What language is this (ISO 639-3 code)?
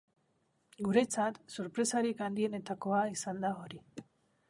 eus